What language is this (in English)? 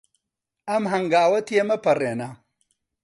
Central Kurdish